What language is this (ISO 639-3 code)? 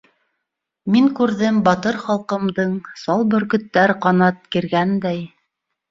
bak